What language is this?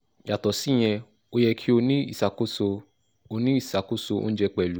Yoruba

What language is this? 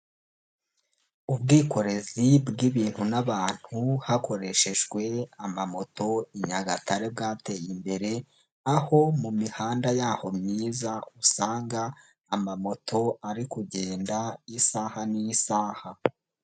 Kinyarwanda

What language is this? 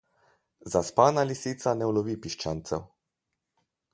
Slovenian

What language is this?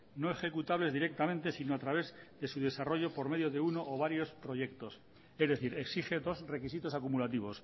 Spanish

